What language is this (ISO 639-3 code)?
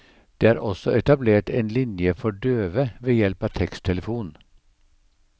nor